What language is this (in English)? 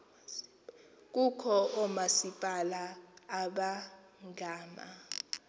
Xhosa